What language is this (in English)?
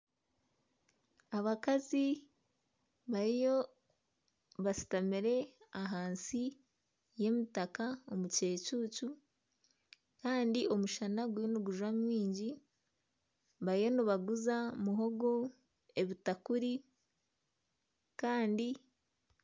Nyankole